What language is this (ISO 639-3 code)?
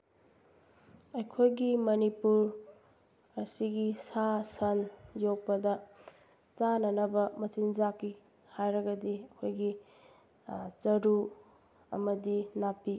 mni